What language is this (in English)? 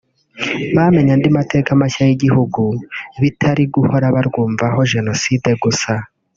Kinyarwanda